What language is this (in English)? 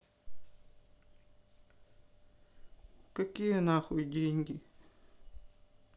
Russian